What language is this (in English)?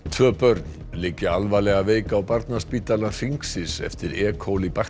Icelandic